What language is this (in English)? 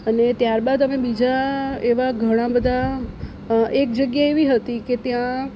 Gujarati